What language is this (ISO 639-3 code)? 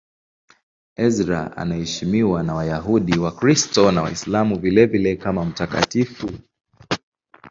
swa